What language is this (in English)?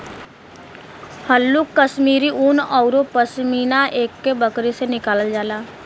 Bhojpuri